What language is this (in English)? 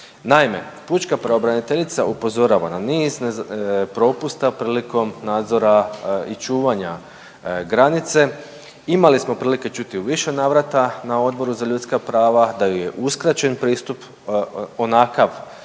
Croatian